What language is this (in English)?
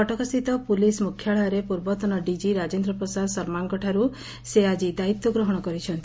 Odia